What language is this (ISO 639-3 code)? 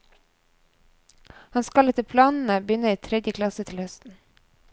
nor